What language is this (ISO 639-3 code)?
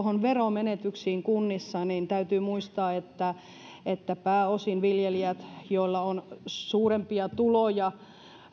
fin